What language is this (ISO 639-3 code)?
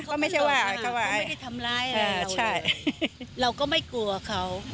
tha